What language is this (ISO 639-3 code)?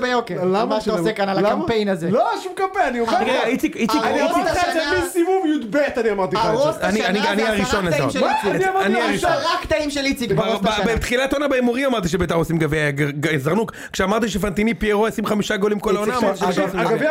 heb